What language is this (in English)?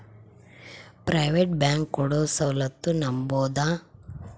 Kannada